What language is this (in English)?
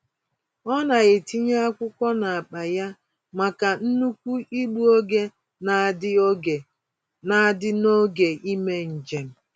Igbo